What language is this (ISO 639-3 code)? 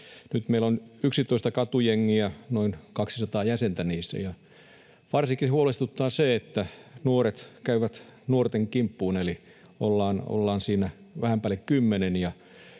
fin